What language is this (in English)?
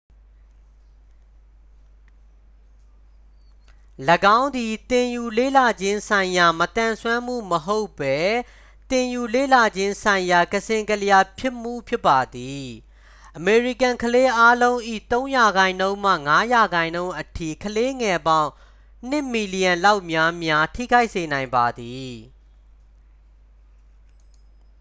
Burmese